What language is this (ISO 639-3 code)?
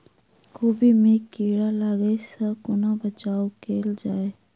mai